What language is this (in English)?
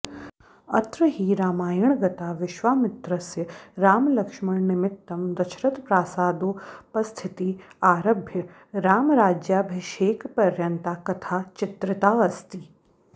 Sanskrit